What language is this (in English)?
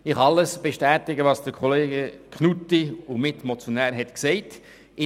Swiss German